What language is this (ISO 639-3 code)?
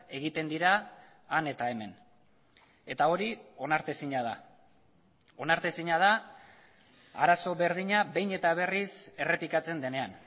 eus